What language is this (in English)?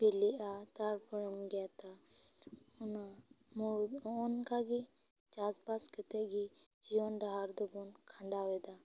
Santali